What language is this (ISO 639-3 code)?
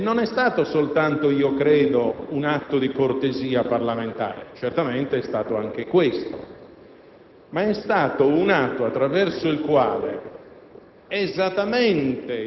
ita